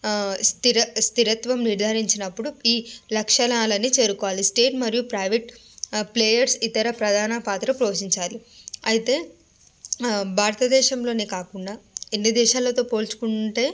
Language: Telugu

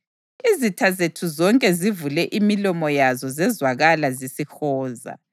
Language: North Ndebele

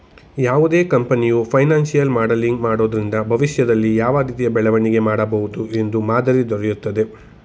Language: Kannada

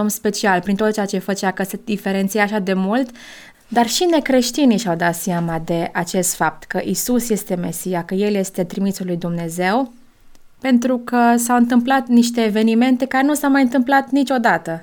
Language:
Romanian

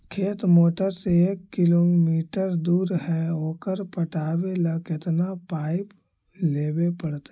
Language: Magahi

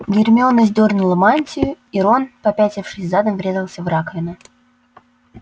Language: Russian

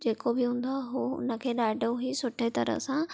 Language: Sindhi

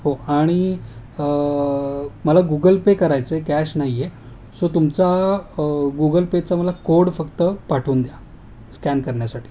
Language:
Marathi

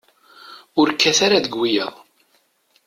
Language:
Kabyle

